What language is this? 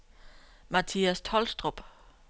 Danish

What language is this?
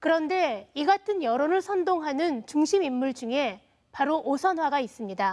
Korean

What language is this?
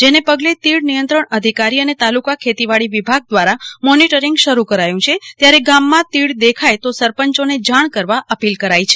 Gujarati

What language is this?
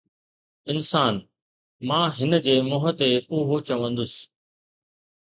Sindhi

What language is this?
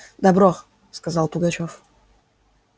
Russian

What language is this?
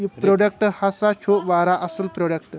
Kashmiri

